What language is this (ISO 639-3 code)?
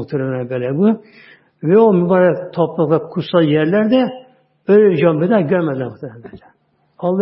tur